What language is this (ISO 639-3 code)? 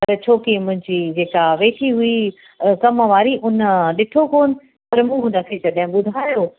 snd